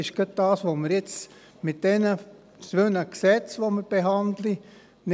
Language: Swiss German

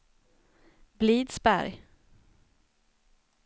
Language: Swedish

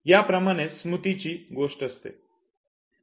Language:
Marathi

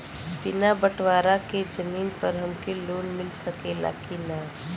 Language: Bhojpuri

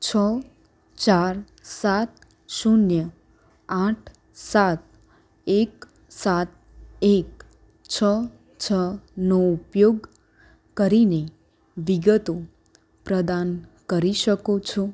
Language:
Gujarati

